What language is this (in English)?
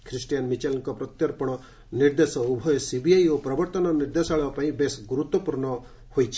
Odia